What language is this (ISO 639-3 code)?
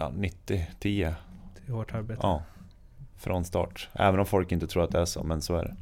swe